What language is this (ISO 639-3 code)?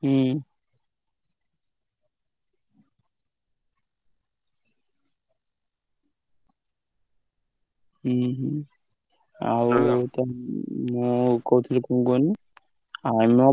ori